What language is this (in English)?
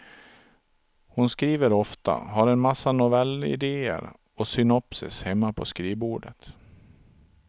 Swedish